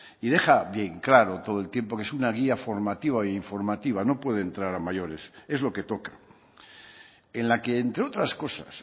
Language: Spanish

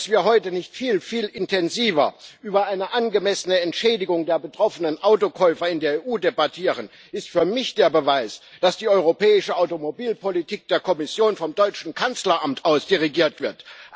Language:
German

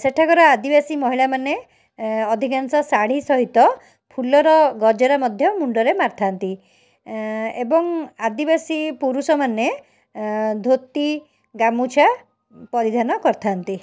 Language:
Odia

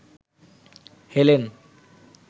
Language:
Bangla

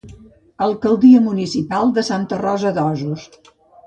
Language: Catalan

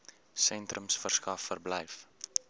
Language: Afrikaans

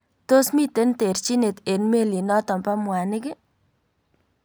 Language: Kalenjin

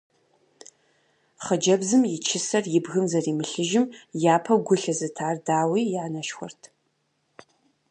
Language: Kabardian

